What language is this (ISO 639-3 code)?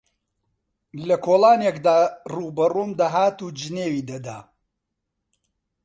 ckb